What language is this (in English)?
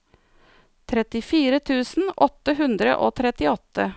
Norwegian